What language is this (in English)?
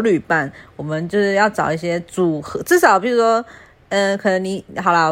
Chinese